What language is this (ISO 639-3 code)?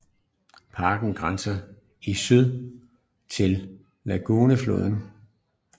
dan